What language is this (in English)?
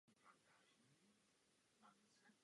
Czech